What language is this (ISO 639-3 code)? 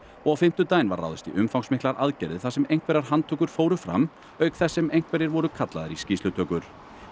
isl